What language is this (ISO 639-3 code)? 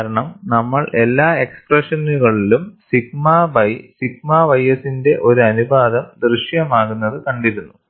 mal